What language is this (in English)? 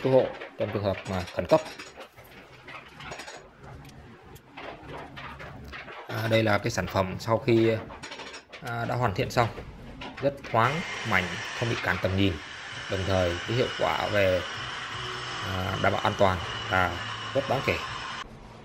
Vietnamese